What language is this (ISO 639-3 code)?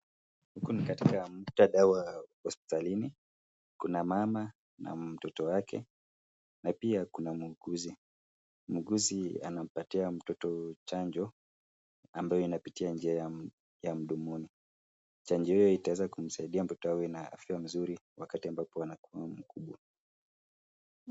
swa